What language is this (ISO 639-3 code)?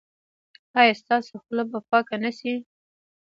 pus